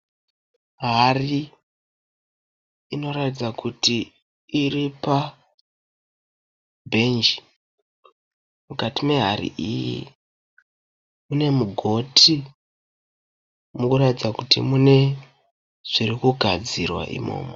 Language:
Shona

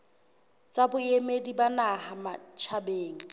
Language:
Southern Sotho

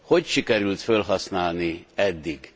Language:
Hungarian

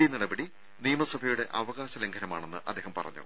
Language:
Malayalam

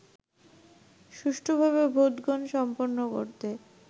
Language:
Bangla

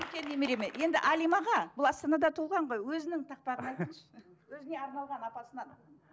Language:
Kazakh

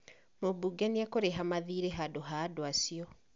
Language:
Kikuyu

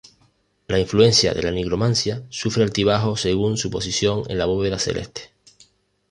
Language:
Spanish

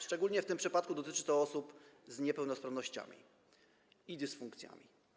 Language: Polish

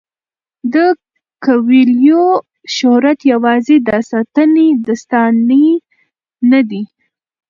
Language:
Pashto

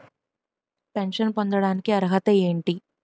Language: Telugu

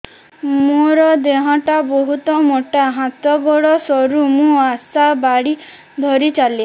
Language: Odia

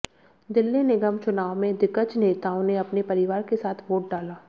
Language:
Hindi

